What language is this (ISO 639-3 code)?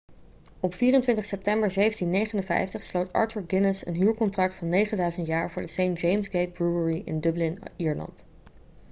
nld